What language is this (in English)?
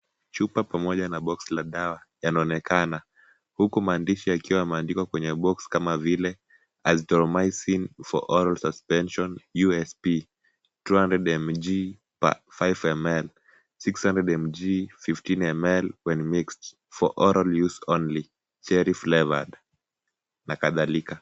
Swahili